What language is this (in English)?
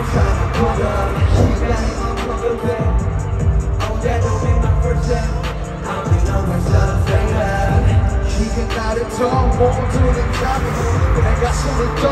Korean